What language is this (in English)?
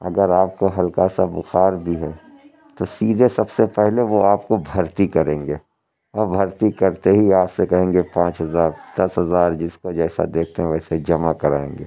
Urdu